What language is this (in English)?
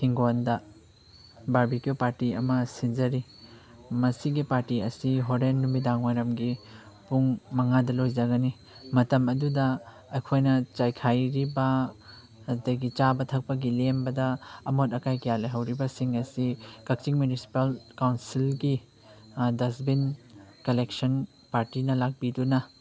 Manipuri